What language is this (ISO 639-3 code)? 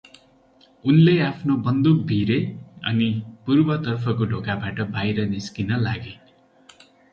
nep